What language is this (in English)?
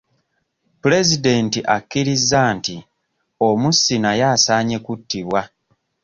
Ganda